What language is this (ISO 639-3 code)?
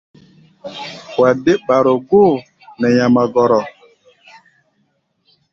gba